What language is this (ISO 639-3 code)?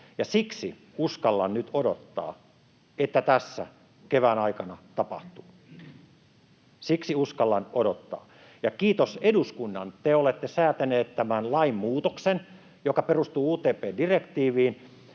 fin